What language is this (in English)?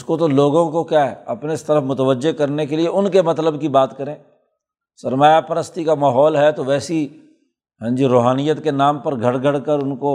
Urdu